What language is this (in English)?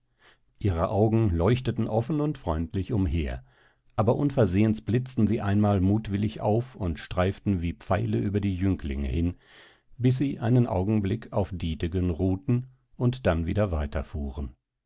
German